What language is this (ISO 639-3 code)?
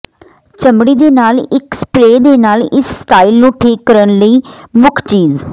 pan